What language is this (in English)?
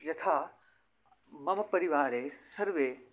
Sanskrit